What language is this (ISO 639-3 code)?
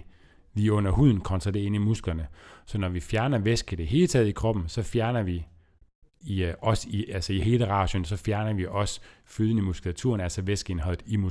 dan